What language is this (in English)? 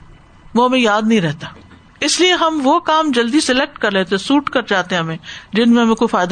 Urdu